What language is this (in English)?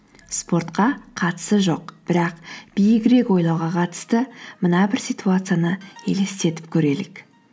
Kazakh